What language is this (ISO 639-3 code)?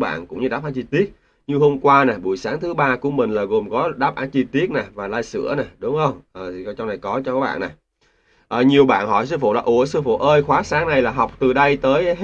vie